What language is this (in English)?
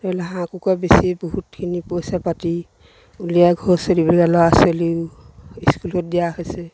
Assamese